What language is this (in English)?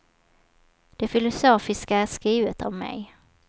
Swedish